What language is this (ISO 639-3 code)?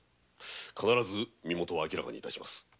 jpn